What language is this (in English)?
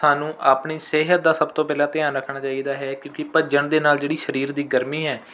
Punjabi